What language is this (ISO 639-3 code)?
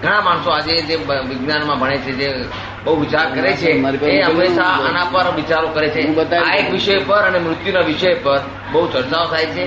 guj